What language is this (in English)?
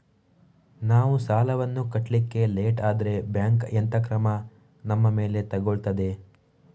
Kannada